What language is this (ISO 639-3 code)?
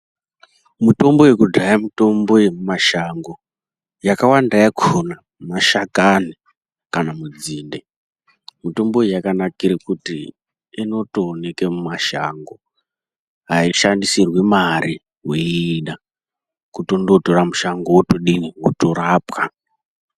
ndc